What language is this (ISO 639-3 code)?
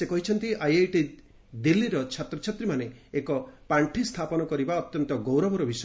ori